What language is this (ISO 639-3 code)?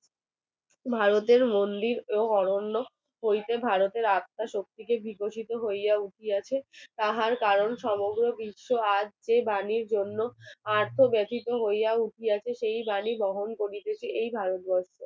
ben